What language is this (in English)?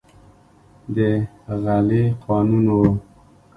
Pashto